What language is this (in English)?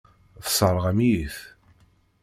Kabyle